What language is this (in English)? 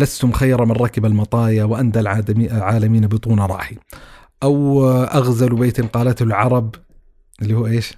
Arabic